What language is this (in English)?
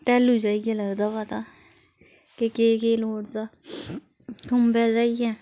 Dogri